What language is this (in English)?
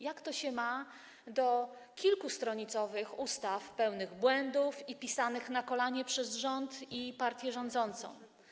Polish